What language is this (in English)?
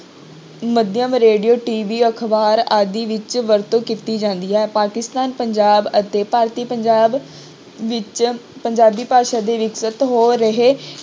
Punjabi